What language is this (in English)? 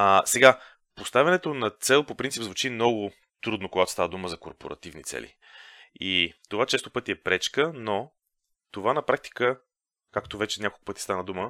Bulgarian